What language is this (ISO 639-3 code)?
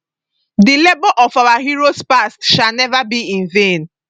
pcm